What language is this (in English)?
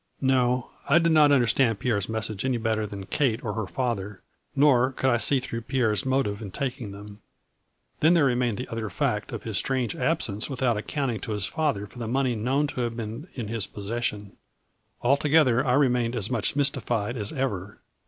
English